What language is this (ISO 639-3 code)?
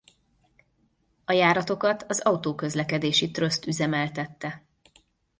hun